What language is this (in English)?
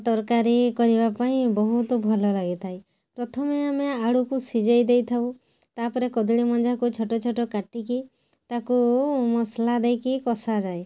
Odia